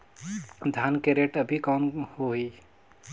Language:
Chhattisgarhi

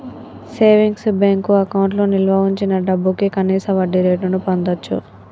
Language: Telugu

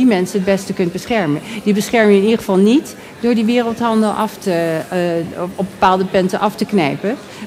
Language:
Dutch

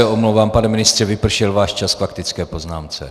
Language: Czech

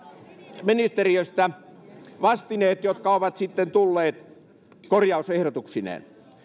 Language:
Finnish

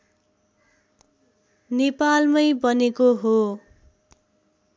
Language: Nepali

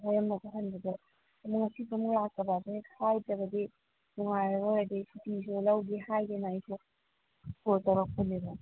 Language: Manipuri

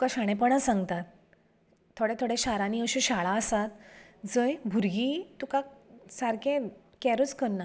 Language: Konkani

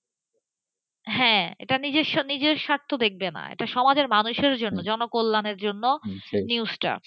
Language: Bangla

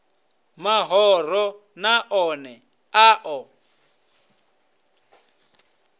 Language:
Venda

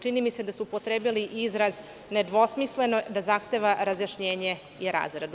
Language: Serbian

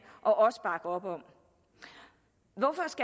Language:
Danish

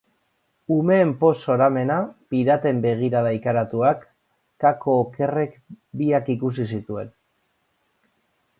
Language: Basque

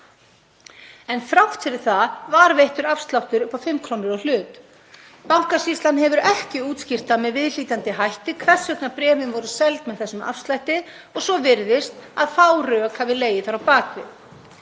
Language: Icelandic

